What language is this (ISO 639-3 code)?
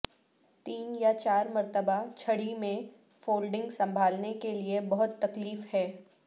urd